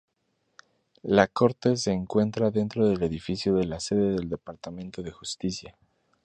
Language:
Spanish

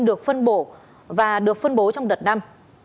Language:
Vietnamese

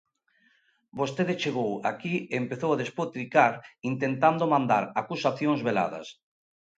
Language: Galician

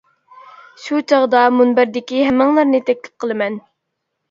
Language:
Uyghur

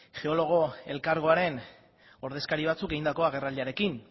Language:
Basque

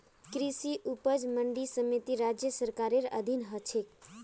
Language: Magahi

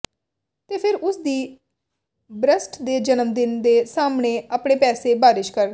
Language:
Punjabi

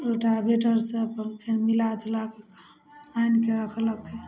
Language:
Maithili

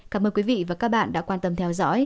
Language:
Vietnamese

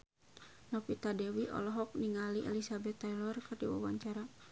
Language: Sundanese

